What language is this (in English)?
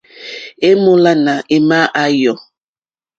Mokpwe